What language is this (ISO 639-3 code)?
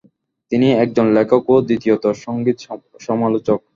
ben